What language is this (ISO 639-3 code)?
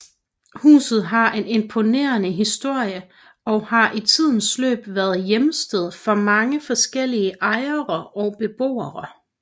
dan